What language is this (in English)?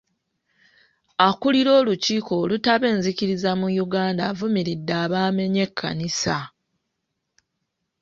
Ganda